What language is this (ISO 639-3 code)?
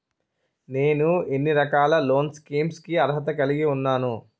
tel